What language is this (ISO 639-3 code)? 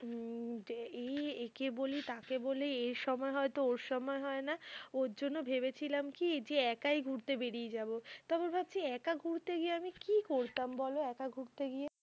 ben